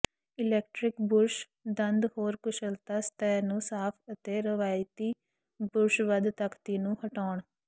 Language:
Punjabi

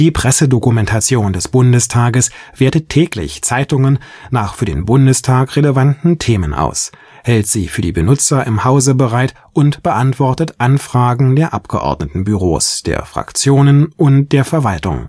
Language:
German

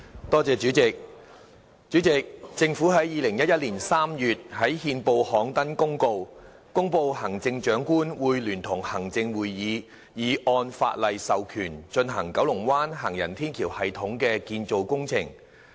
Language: Cantonese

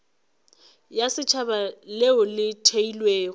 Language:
Northern Sotho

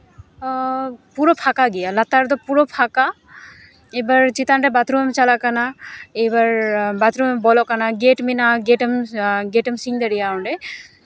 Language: Santali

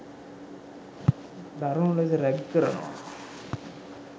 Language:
Sinhala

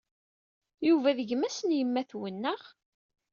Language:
Kabyle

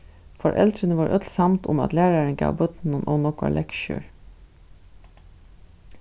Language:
Faroese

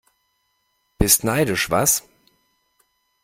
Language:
German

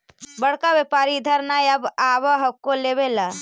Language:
Magahi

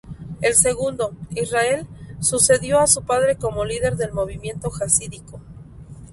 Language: Spanish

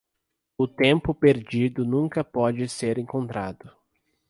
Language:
Portuguese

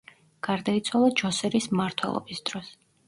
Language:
Georgian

